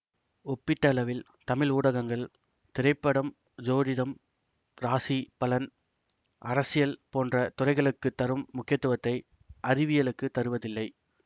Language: Tamil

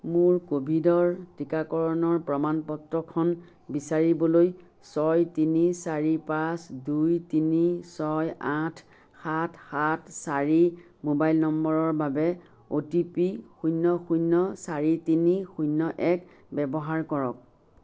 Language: Assamese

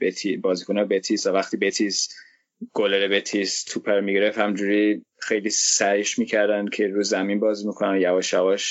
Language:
Persian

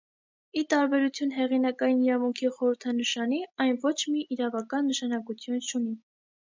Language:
Armenian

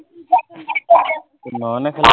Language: Assamese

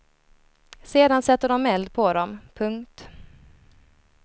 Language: Swedish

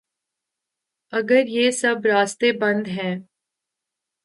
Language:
Urdu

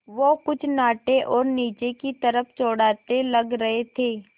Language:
Hindi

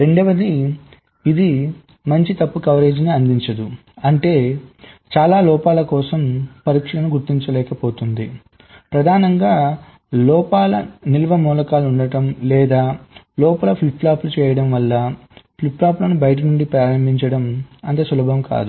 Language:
Telugu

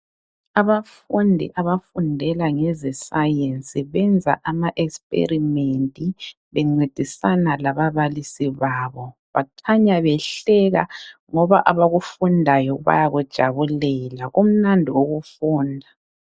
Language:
North Ndebele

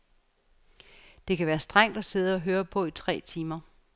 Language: Danish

